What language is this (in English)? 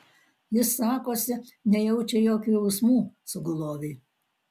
Lithuanian